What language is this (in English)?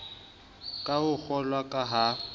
Southern Sotho